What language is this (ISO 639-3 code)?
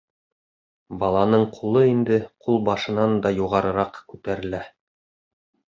bak